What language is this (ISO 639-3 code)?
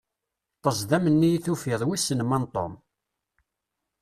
kab